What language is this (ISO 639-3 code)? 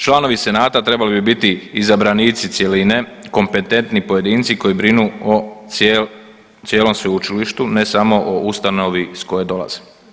hrv